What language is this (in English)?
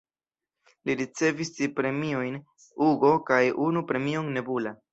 Esperanto